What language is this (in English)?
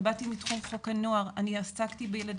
Hebrew